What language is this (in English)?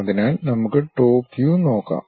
Malayalam